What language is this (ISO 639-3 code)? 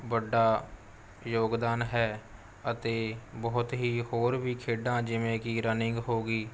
pan